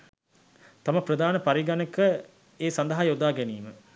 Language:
Sinhala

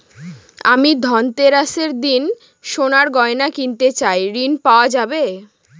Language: Bangla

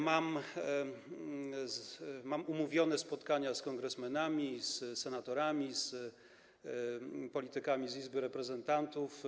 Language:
Polish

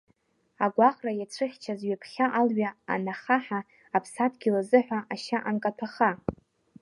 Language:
Abkhazian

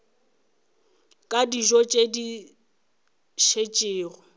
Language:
Northern Sotho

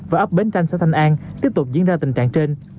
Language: Vietnamese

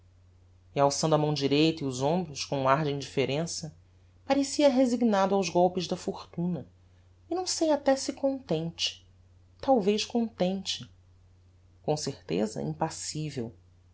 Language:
Portuguese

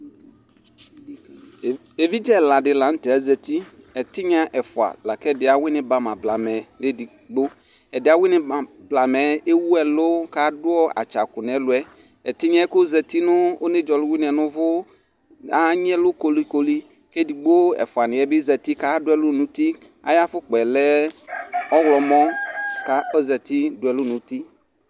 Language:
Ikposo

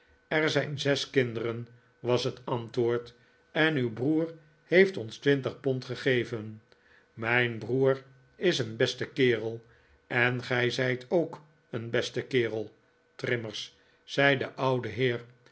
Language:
Dutch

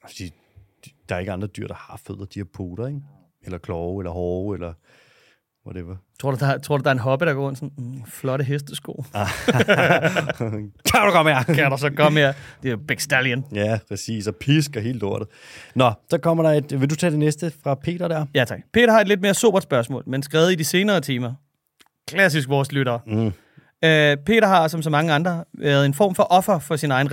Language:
Danish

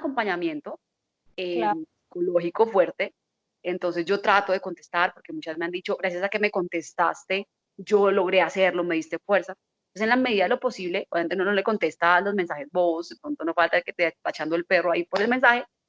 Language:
Spanish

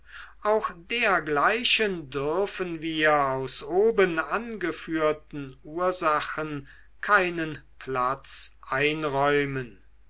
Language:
German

